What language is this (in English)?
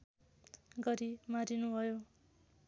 Nepali